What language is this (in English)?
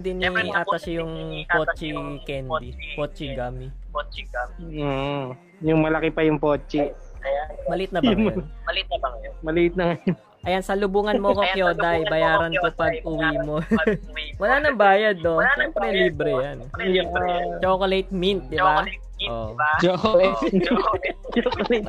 Filipino